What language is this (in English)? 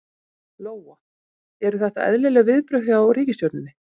Icelandic